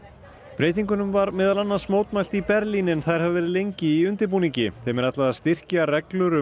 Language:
Icelandic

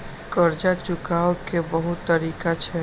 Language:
Maithili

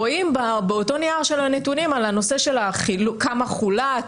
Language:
Hebrew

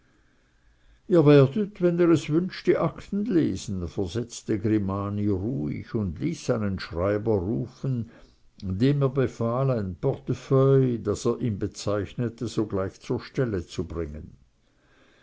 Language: German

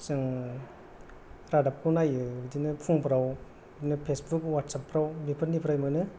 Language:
Bodo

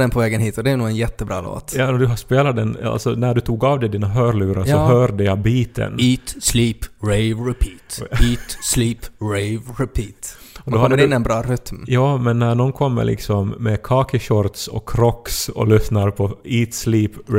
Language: Swedish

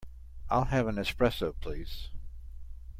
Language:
English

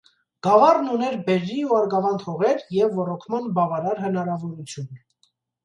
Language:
Armenian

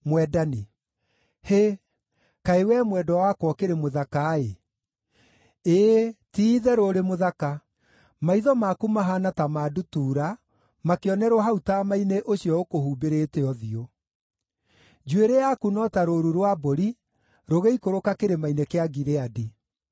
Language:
Kikuyu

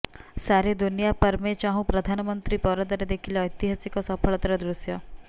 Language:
Odia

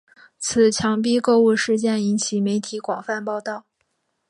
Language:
Chinese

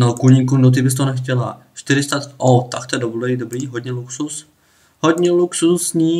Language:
Czech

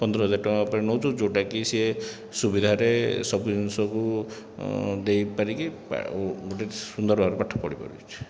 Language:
Odia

